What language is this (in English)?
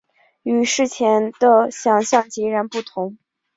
Chinese